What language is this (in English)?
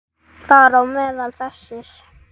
Icelandic